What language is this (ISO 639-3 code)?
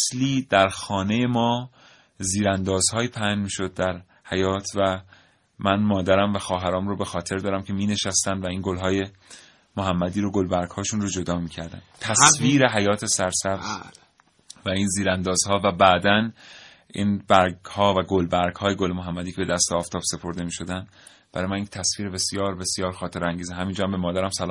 fas